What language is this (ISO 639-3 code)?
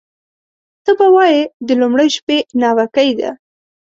pus